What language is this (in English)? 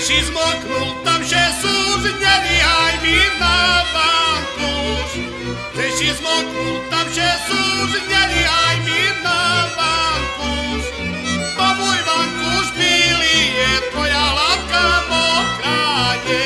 Slovak